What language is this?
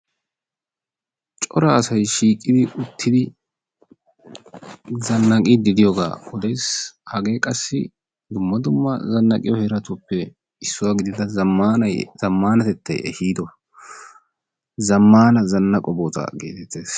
Wolaytta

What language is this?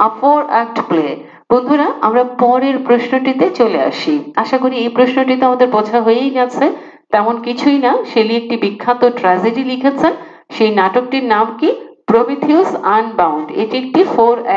Hindi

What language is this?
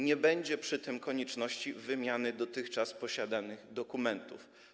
Polish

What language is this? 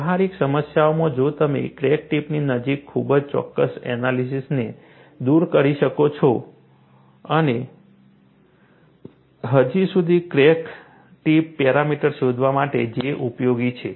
Gujarati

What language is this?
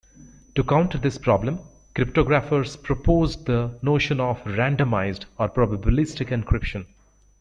English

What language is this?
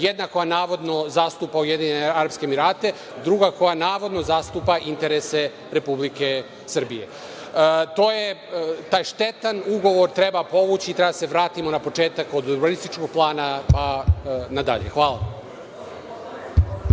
Serbian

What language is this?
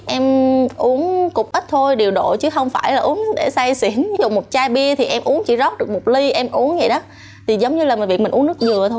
Vietnamese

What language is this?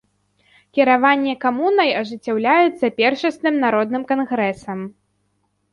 Belarusian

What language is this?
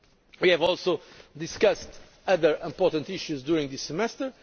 English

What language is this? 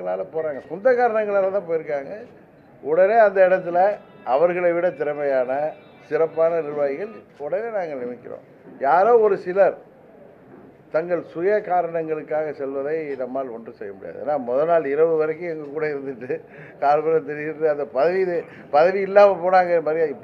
Korean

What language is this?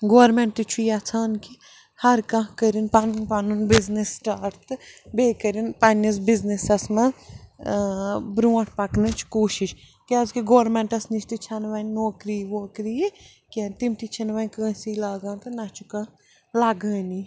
Kashmiri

